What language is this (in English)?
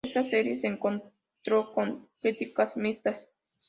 Spanish